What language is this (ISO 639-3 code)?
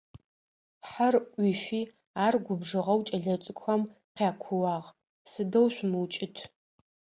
ady